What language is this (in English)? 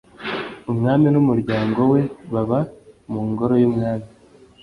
Kinyarwanda